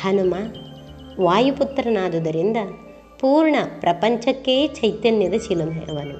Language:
Kannada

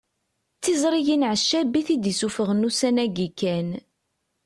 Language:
Kabyle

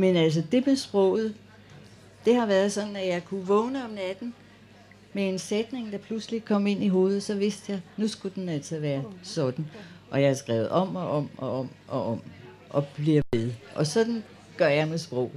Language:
Danish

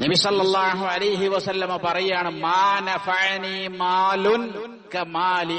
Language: Malayalam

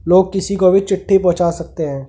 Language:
Hindi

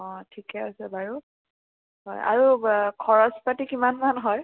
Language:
Assamese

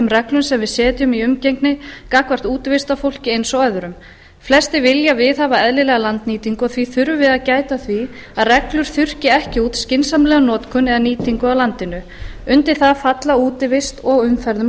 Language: Icelandic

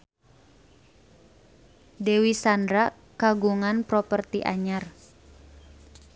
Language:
Sundanese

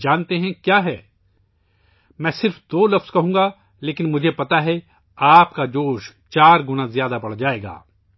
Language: Urdu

